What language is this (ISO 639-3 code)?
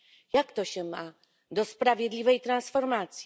pol